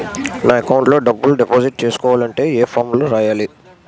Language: Telugu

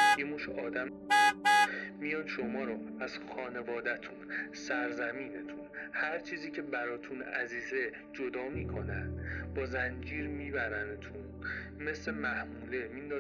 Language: Persian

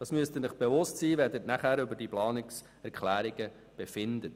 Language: Swiss German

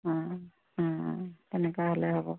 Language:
Assamese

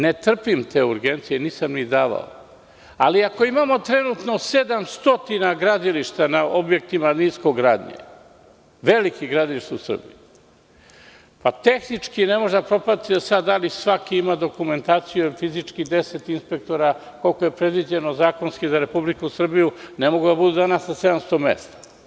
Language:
Serbian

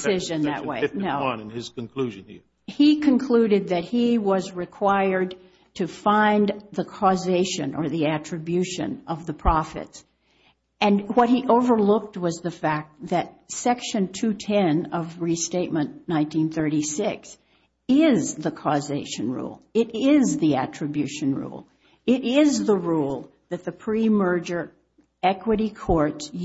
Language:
English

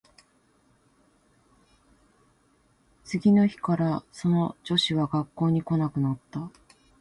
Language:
Japanese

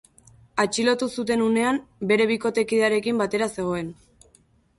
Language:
Basque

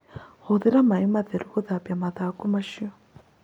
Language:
Kikuyu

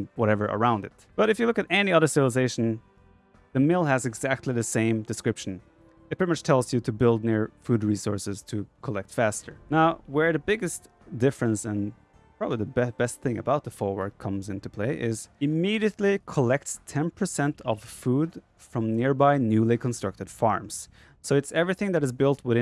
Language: English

